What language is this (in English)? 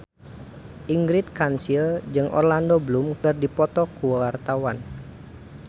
Sundanese